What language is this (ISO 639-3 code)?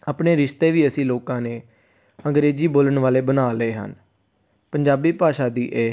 pan